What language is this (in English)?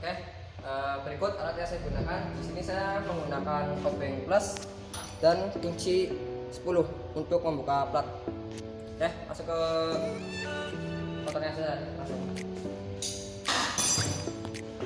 Indonesian